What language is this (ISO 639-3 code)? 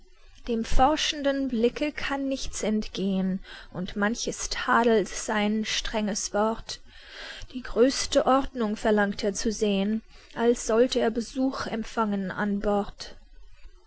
deu